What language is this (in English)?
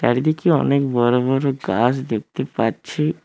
Bangla